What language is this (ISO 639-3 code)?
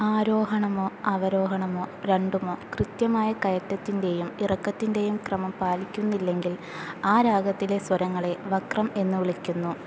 mal